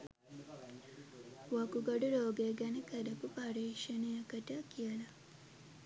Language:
Sinhala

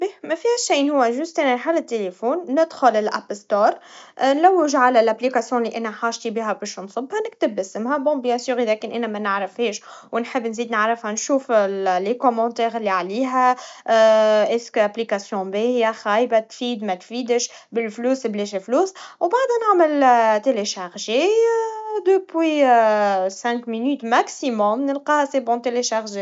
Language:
Tunisian Arabic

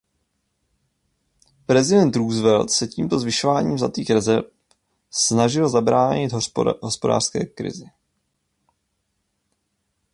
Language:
Czech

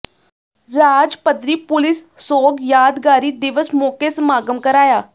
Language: Punjabi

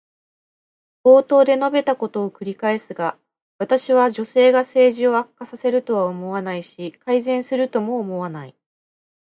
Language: Japanese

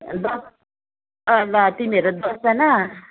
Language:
Nepali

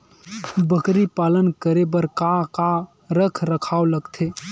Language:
Chhattisgarhi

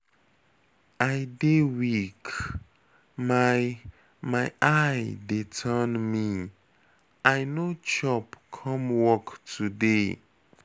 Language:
Nigerian Pidgin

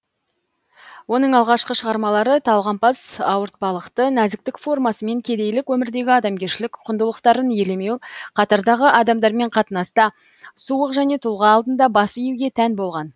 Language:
Kazakh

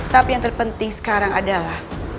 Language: Indonesian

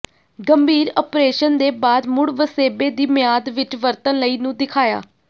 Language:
Punjabi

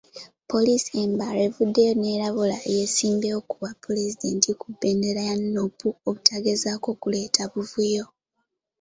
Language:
Ganda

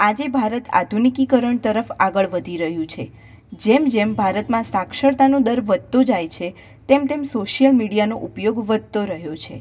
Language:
Gujarati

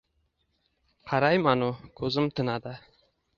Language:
Uzbek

